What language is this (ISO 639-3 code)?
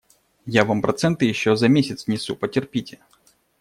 rus